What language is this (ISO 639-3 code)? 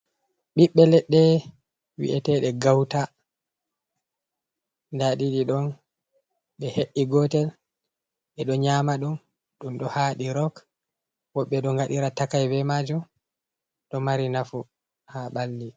ful